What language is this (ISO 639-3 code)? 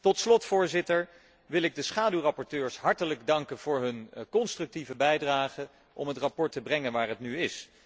nld